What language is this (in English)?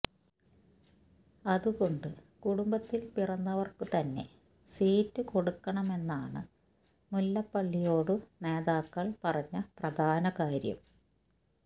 Malayalam